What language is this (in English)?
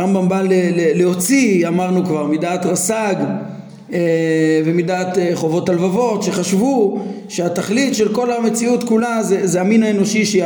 Hebrew